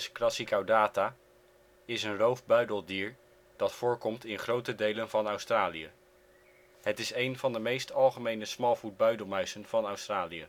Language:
Dutch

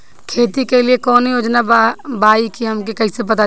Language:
Bhojpuri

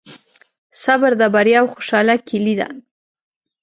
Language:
Pashto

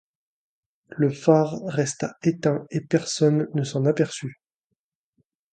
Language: French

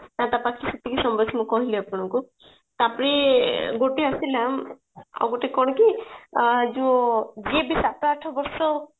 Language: Odia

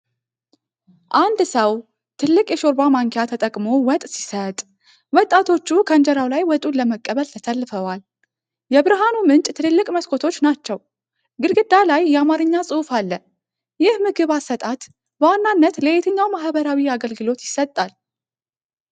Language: Amharic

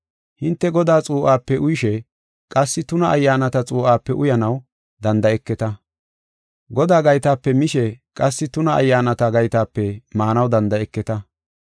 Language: Gofa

